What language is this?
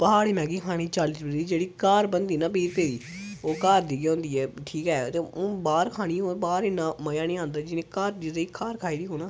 Dogri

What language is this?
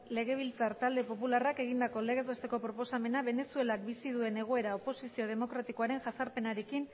Basque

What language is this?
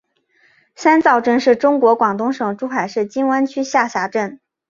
Chinese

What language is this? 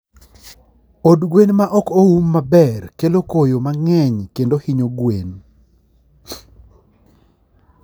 Luo (Kenya and Tanzania)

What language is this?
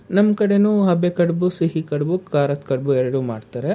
Kannada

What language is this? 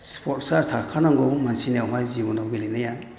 Bodo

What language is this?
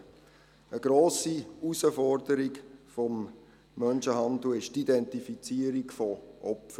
Swiss German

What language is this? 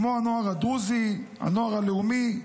Hebrew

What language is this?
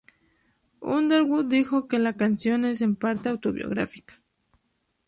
Spanish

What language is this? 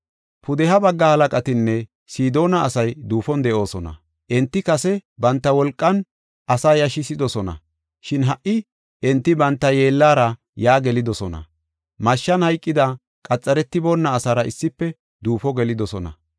Gofa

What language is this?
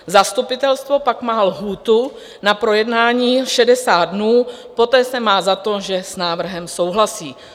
Czech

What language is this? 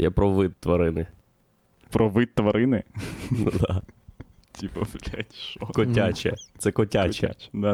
Ukrainian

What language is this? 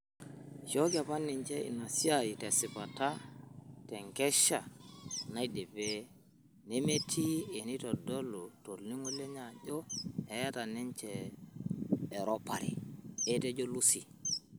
Masai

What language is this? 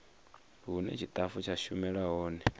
Venda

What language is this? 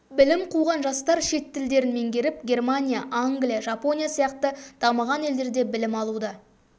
Kazakh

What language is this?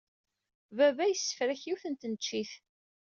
Kabyle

